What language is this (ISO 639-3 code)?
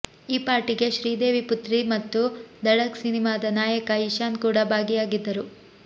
kan